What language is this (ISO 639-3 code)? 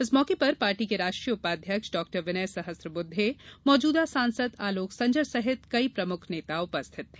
hin